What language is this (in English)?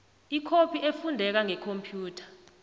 South Ndebele